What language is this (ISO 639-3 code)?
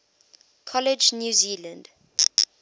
eng